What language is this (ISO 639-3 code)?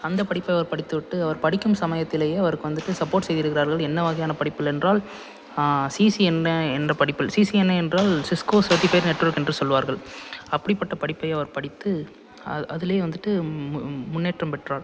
tam